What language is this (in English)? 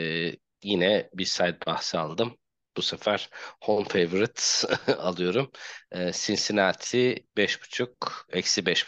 Turkish